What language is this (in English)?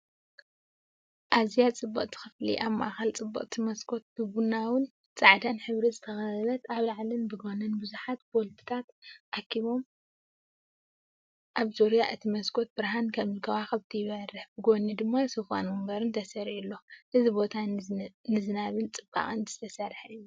Tigrinya